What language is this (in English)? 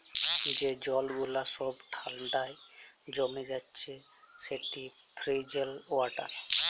Bangla